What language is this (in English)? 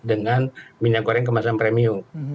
Indonesian